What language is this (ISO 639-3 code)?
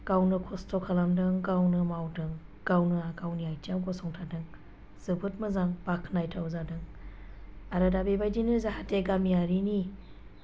brx